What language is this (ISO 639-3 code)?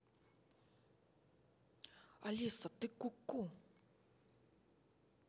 rus